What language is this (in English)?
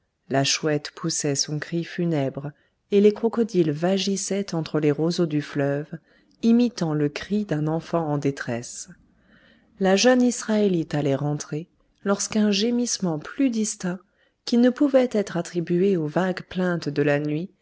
French